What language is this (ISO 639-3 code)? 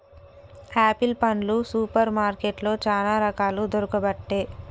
tel